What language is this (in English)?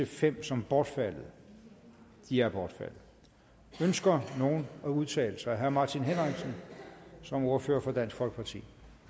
Danish